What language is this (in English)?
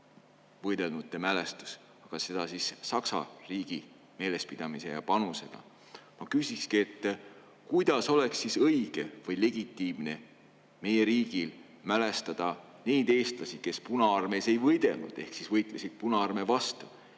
Estonian